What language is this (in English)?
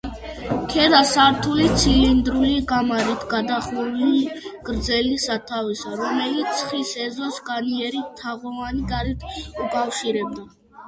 Georgian